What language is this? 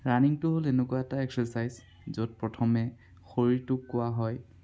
Assamese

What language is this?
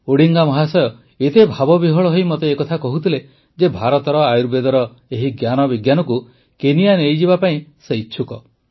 Odia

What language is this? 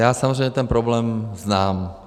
Czech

